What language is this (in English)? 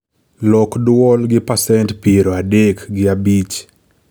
Luo (Kenya and Tanzania)